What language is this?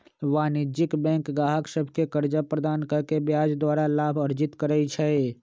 Magahi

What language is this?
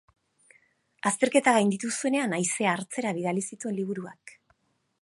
Basque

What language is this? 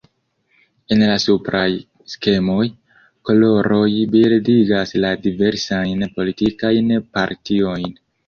Esperanto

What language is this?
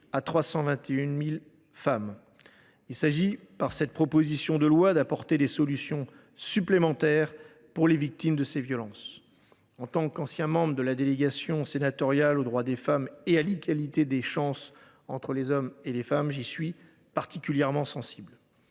French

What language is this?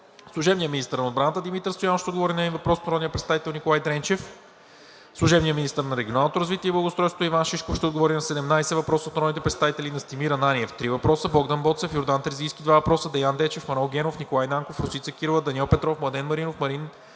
Bulgarian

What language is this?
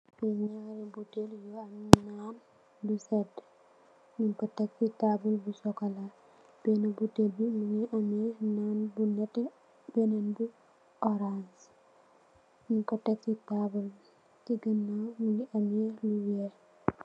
Wolof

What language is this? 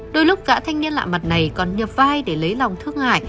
Vietnamese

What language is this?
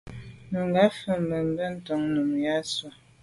Medumba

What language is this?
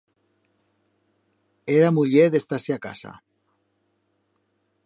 Aragonese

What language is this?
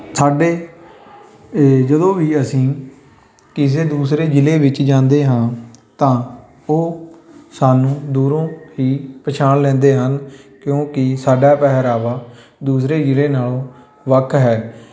Punjabi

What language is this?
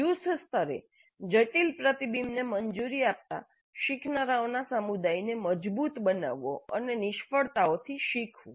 Gujarati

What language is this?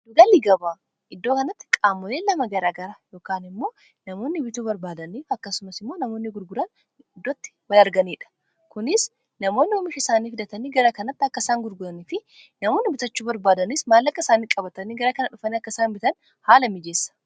Oromo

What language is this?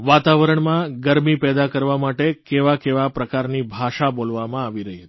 Gujarati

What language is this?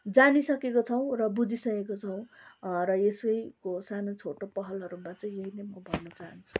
Nepali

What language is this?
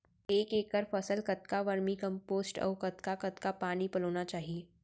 Chhattisgarhi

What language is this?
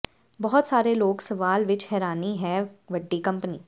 Punjabi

